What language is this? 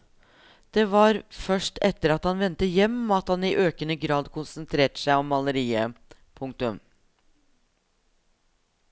Norwegian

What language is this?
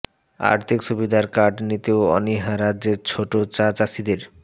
Bangla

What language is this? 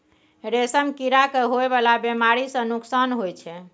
Maithili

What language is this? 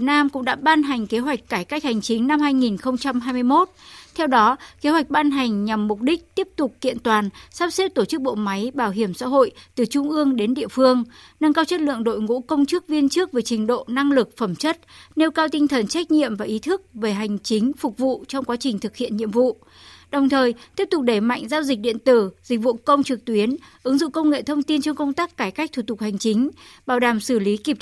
Vietnamese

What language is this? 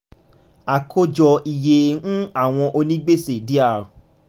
Yoruba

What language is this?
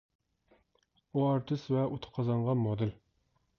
Uyghur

